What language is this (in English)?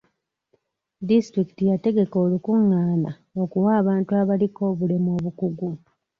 Ganda